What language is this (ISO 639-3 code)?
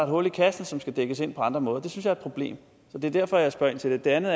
dan